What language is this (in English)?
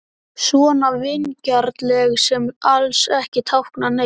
Icelandic